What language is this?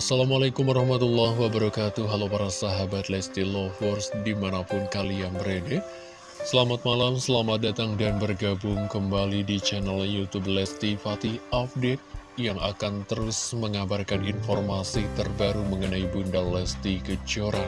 Indonesian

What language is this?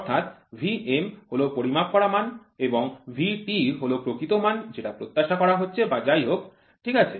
Bangla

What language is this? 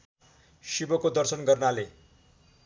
Nepali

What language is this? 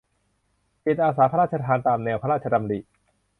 Thai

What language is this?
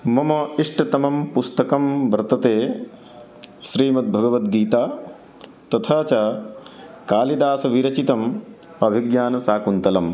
Sanskrit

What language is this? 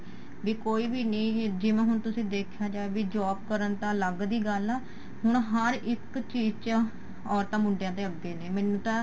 Punjabi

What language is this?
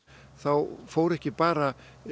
Icelandic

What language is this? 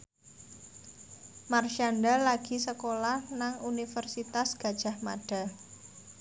Javanese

